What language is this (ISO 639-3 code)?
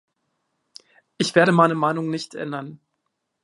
deu